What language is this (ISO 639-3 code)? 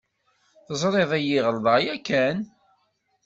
kab